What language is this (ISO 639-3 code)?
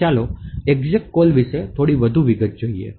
guj